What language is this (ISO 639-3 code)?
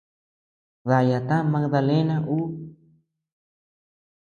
cux